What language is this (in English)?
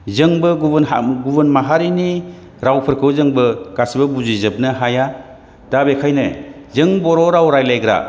Bodo